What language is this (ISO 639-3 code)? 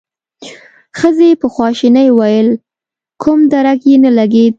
pus